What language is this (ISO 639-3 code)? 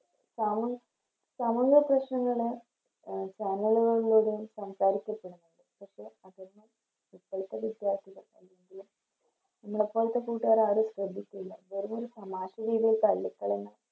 mal